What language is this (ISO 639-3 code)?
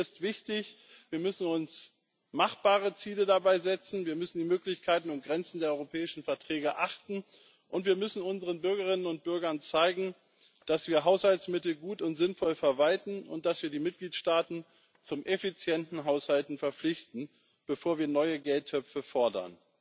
deu